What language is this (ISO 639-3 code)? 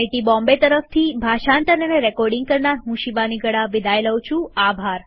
guj